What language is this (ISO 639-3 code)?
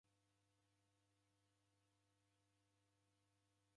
dav